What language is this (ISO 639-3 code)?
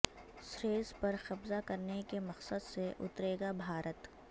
urd